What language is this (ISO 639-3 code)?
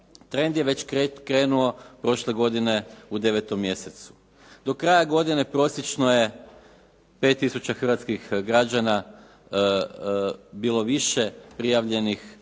hrv